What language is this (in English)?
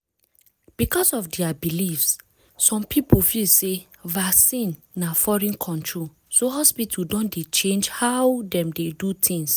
Nigerian Pidgin